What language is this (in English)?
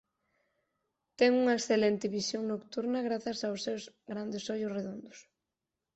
Galician